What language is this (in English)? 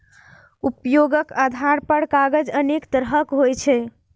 Maithili